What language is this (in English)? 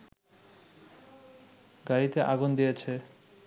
Bangla